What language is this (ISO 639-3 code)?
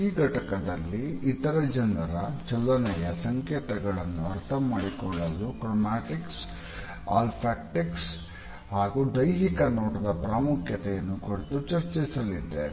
kan